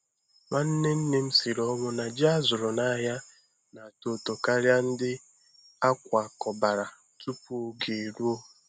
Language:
Igbo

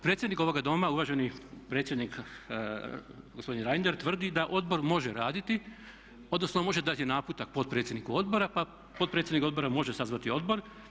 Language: Croatian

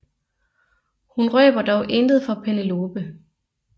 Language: Danish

